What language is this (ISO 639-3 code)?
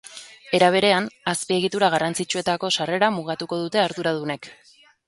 eus